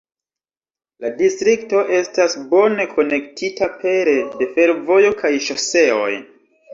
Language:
Esperanto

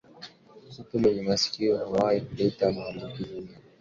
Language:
Swahili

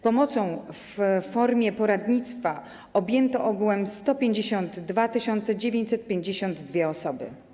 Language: Polish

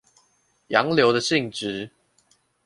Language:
Chinese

